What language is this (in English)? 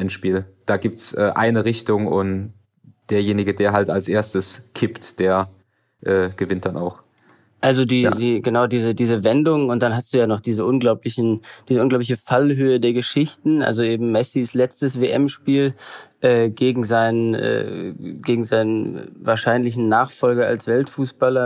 German